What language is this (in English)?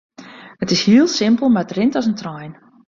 Western Frisian